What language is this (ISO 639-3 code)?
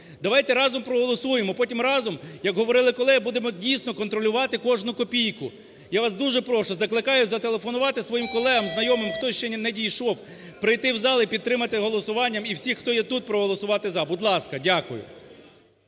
ukr